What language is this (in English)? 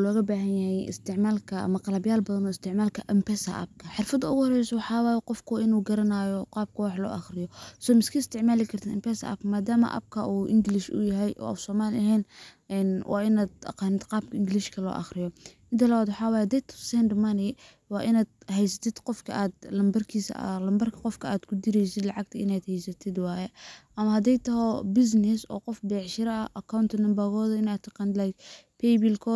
Somali